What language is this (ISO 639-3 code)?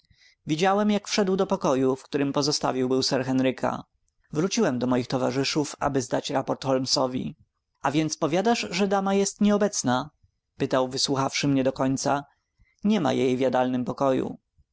pol